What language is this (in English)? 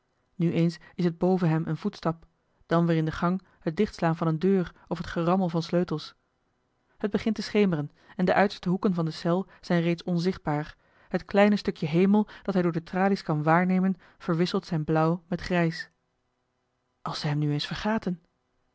Dutch